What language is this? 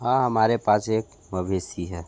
Hindi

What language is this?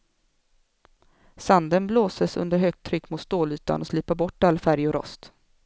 Swedish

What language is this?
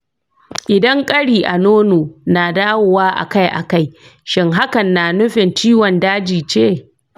Hausa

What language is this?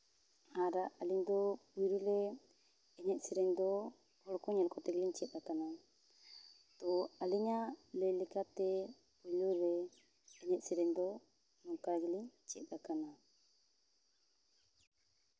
Santali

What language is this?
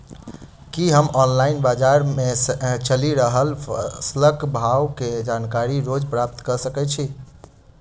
Maithili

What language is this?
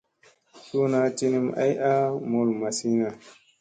Musey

